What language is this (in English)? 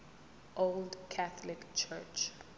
Zulu